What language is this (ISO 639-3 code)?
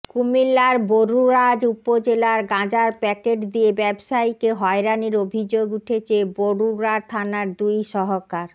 ben